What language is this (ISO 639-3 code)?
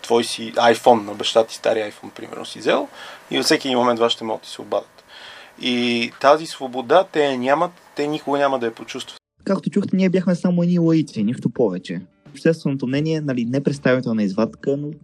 bul